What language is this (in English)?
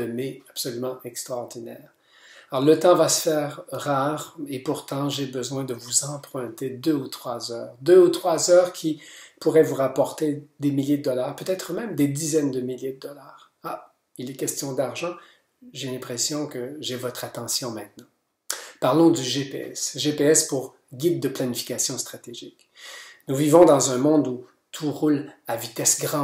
French